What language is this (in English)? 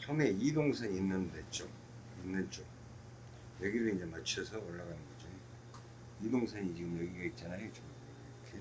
Korean